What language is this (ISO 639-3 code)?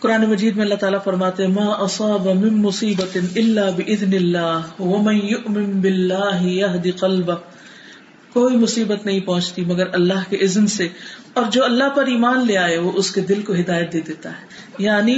urd